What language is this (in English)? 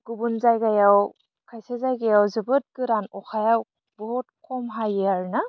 Bodo